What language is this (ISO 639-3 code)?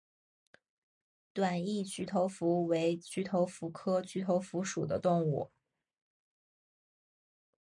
zho